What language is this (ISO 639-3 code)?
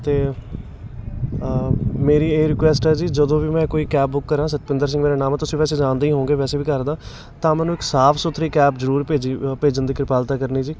pan